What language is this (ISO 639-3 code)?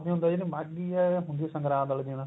pan